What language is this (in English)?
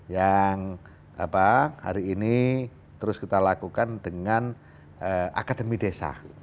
Indonesian